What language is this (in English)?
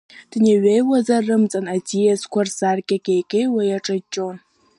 Abkhazian